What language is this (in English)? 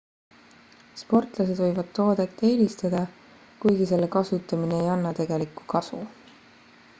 Estonian